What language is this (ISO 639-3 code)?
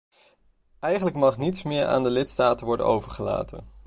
nld